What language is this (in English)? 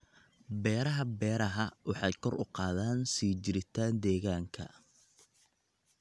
Somali